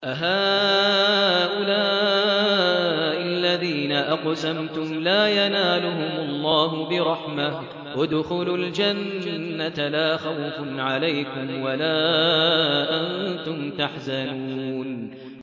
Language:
Arabic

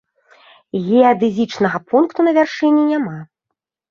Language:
Belarusian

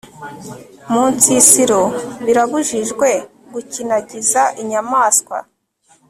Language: Kinyarwanda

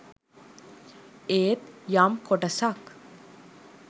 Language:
Sinhala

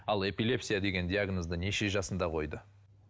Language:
Kazakh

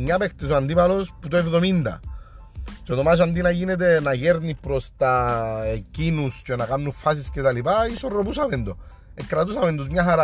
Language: Greek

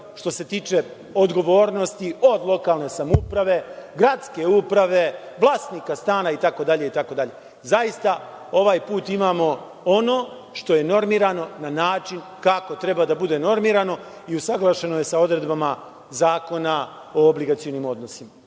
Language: Serbian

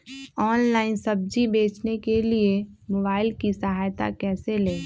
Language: Magahi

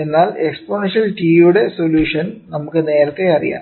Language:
Malayalam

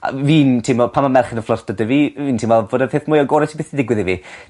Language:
Welsh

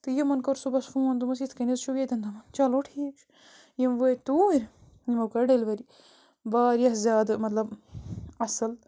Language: Kashmiri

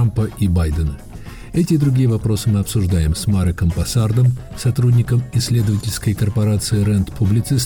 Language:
Russian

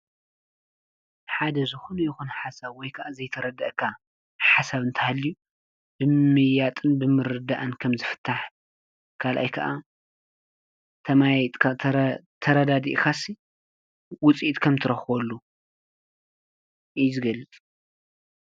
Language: Tigrinya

